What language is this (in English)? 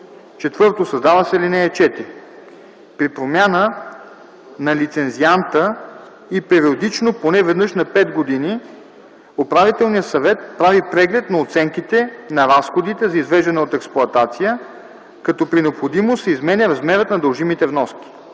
Bulgarian